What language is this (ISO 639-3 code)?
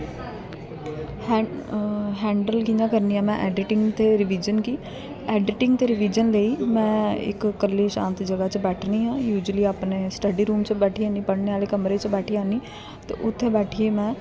doi